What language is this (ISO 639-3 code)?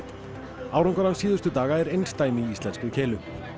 isl